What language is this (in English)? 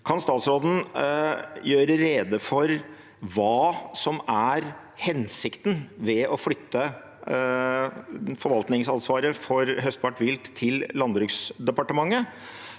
Norwegian